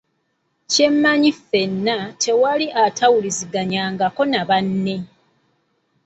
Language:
Ganda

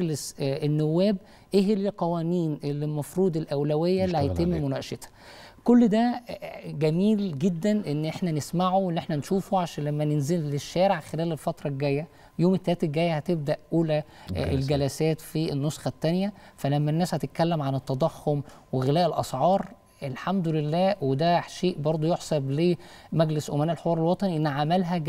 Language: Arabic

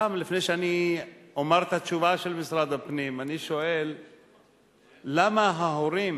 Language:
Hebrew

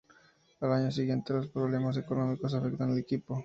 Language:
Spanish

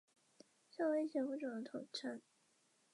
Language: Chinese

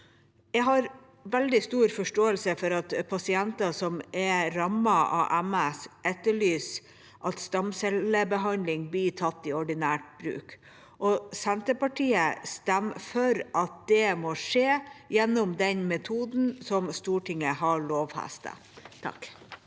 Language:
Norwegian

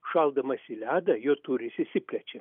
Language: Lithuanian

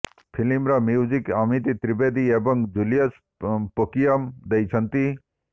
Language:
Odia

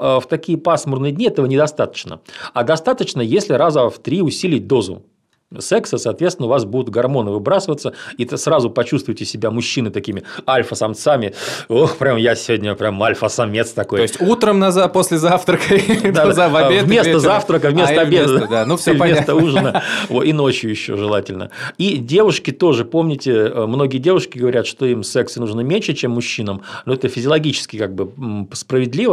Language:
Russian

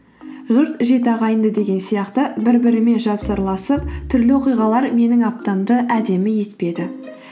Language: Kazakh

